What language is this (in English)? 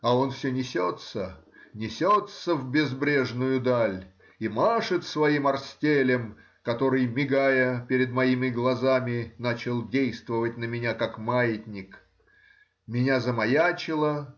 Russian